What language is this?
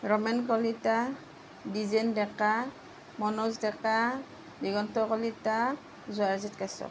Assamese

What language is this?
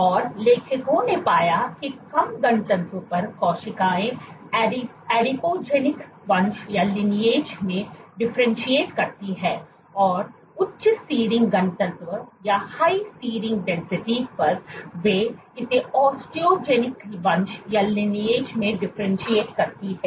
Hindi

